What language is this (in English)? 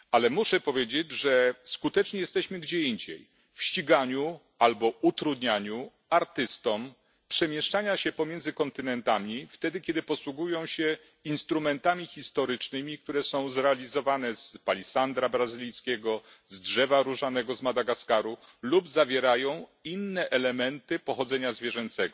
Polish